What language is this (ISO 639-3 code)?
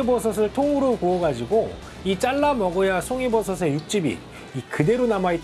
kor